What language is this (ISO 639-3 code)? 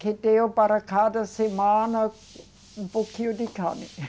por